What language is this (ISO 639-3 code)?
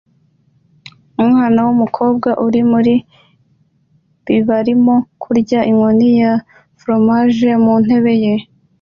kin